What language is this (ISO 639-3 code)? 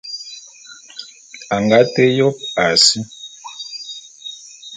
bum